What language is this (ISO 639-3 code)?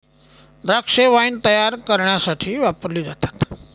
mar